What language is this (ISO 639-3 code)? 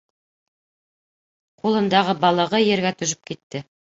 bak